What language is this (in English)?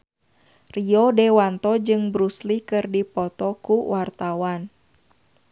Sundanese